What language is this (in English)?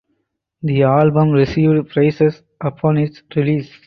English